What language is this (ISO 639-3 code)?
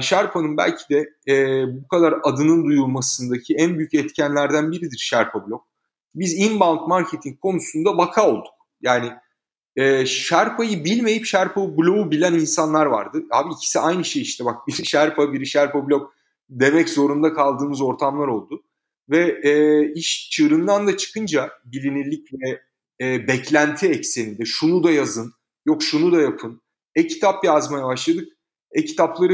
tur